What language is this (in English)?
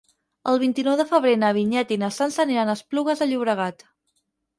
Catalan